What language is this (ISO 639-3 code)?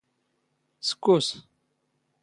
zgh